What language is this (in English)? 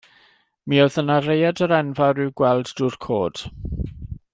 Welsh